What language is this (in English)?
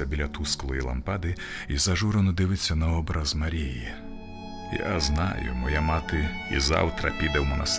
Ukrainian